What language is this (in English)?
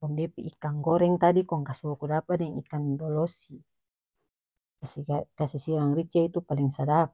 North Moluccan Malay